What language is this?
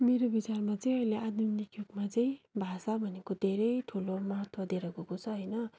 Nepali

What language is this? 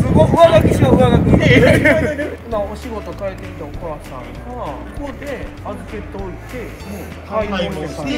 Japanese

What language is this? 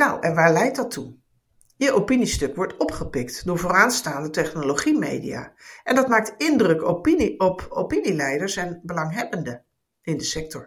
Dutch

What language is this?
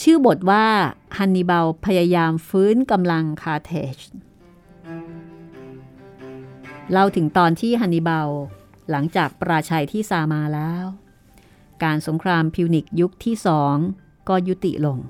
Thai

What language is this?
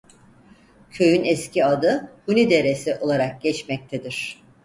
Turkish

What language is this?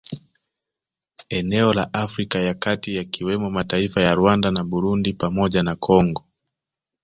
Swahili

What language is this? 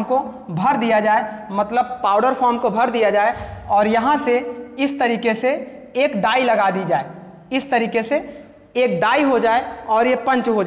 Hindi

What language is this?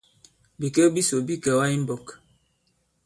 Bankon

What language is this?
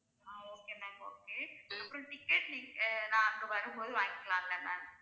Tamil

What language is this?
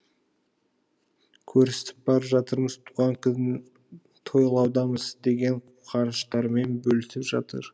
Kazakh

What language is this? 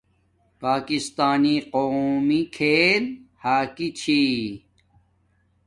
Domaaki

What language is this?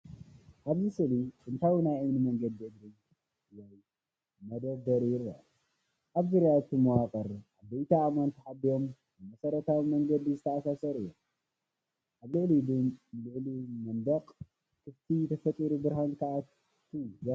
Tigrinya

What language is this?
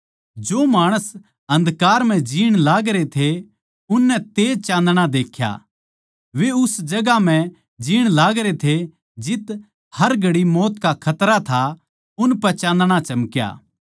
Haryanvi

